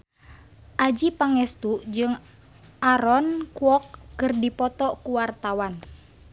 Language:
Sundanese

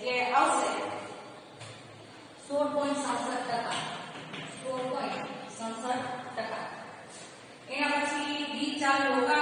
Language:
Indonesian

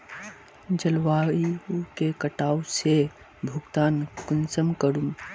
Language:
Magahi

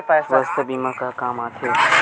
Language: Chhattisgarhi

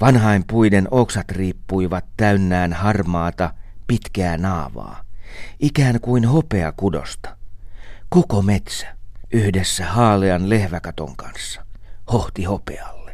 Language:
Finnish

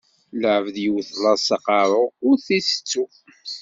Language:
Kabyle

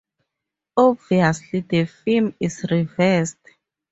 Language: English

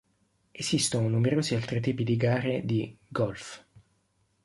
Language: Italian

